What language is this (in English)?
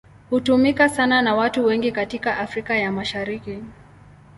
Swahili